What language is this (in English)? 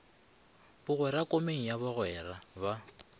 Northern Sotho